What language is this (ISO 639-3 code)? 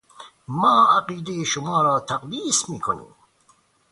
fas